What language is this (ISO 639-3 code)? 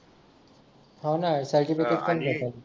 mar